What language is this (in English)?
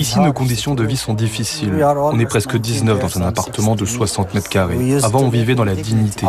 French